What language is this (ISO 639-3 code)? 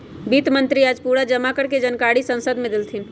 mag